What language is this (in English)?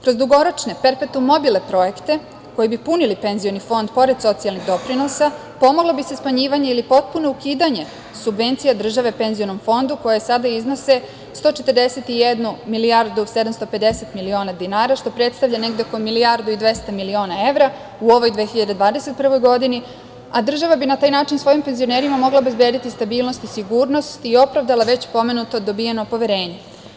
Serbian